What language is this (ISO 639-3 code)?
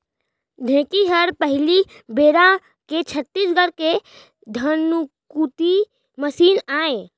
hne